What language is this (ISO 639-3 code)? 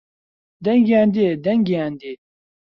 ckb